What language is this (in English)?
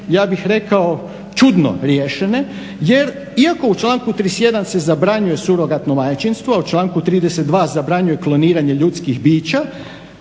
Croatian